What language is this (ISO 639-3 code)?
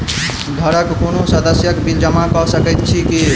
mai